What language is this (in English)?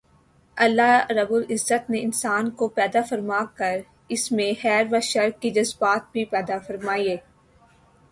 Urdu